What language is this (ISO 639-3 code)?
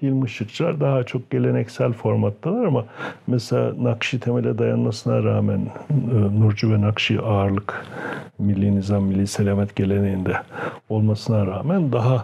tur